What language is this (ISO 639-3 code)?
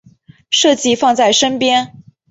zho